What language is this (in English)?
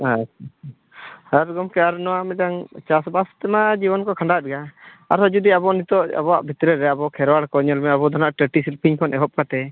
Santali